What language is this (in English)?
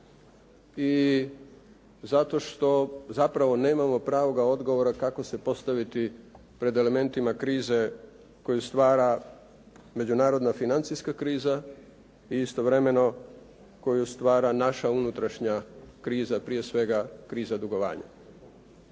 Croatian